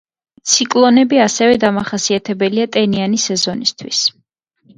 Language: Georgian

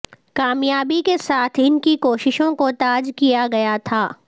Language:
Urdu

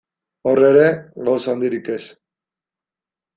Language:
Basque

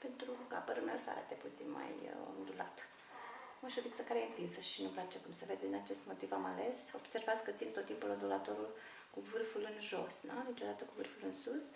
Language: Romanian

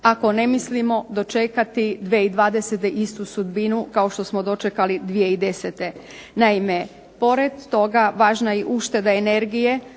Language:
Croatian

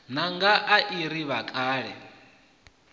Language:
Venda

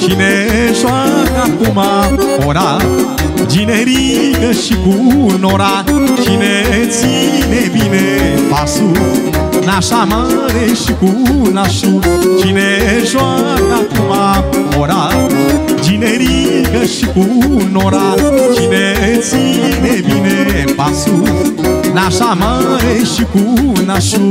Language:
Romanian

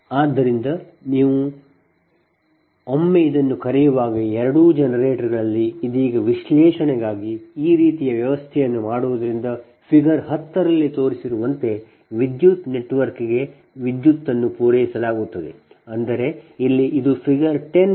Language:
Kannada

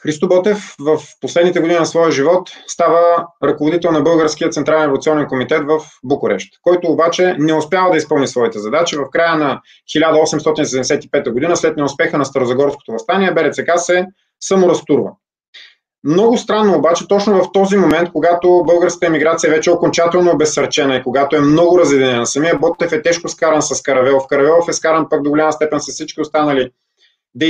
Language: Bulgarian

